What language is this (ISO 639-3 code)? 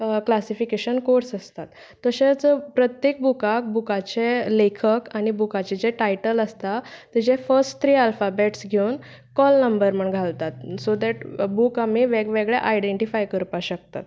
kok